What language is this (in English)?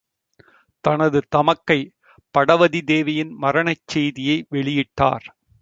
Tamil